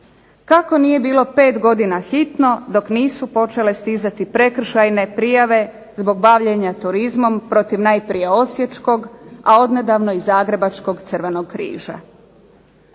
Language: Croatian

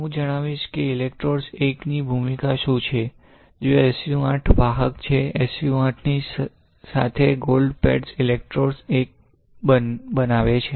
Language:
Gujarati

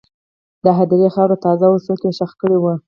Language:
Pashto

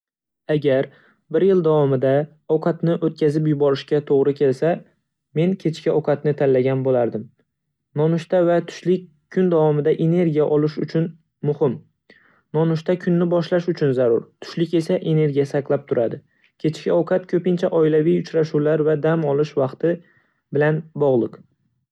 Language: Uzbek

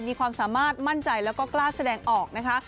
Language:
Thai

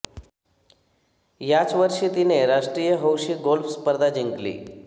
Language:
Marathi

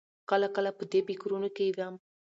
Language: Pashto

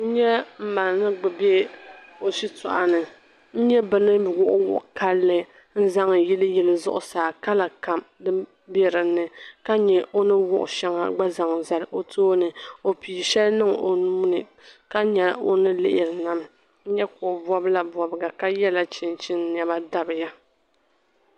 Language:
Dagbani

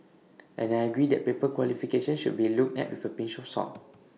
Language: English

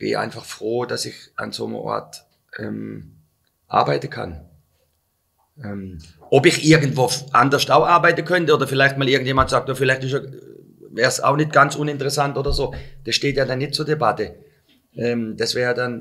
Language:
German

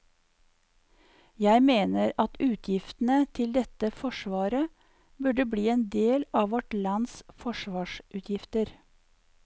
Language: Norwegian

